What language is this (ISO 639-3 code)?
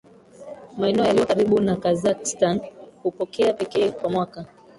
swa